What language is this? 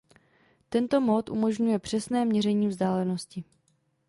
Czech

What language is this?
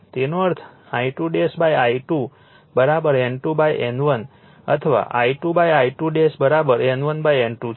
Gujarati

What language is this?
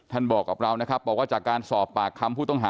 Thai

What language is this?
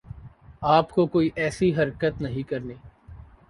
Urdu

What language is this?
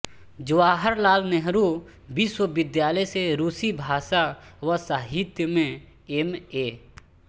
Hindi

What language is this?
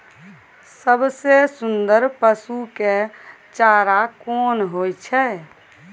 Maithili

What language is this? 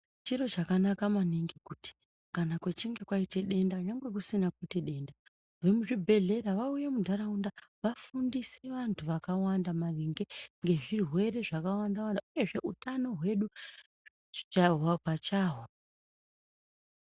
Ndau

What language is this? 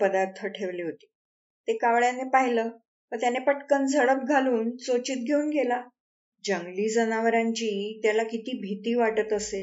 Marathi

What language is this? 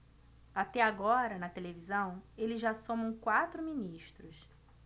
Portuguese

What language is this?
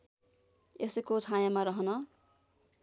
Nepali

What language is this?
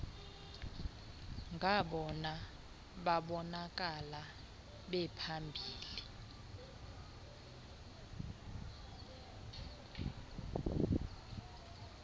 Xhosa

